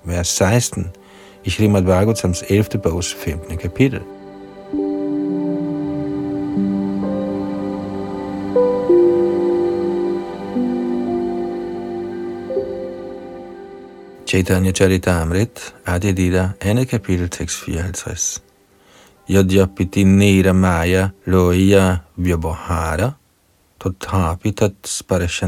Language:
Danish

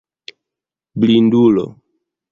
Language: Esperanto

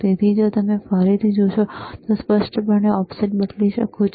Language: Gujarati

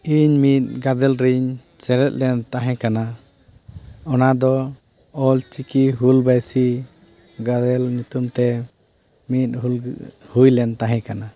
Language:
Santali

